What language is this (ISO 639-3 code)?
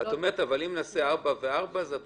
heb